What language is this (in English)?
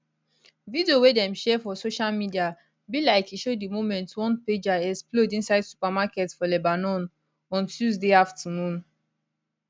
Nigerian Pidgin